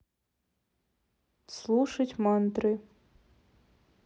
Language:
Russian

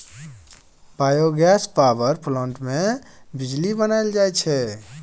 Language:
Maithili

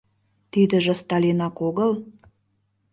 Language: Mari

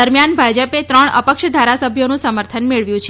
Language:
Gujarati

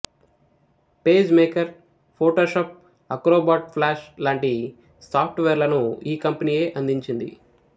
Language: Telugu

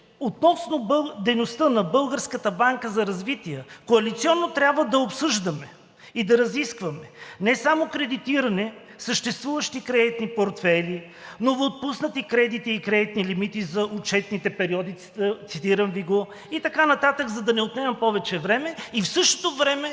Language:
Bulgarian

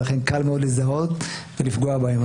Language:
Hebrew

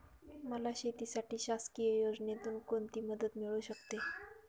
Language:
Marathi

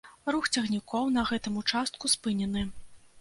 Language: Belarusian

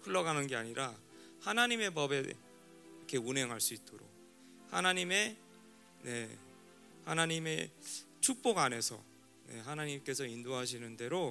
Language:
Korean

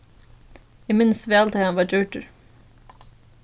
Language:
Faroese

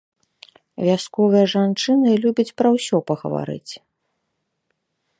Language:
Belarusian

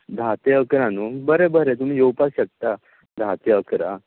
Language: Konkani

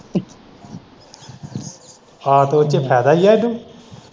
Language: Punjabi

